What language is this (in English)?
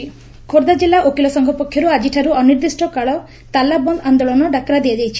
Odia